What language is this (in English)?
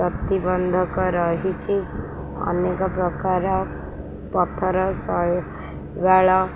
Odia